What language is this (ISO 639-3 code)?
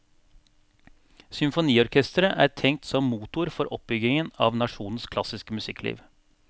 nor